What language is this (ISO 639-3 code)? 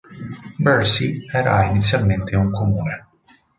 ita